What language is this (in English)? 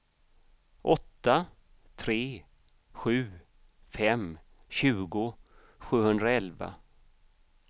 Swedish